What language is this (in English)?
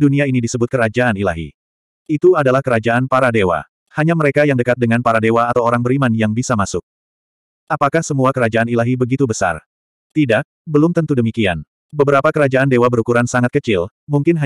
Indonesian